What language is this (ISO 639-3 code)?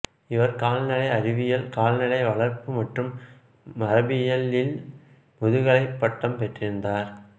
tam